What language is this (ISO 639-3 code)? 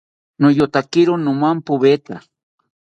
cpy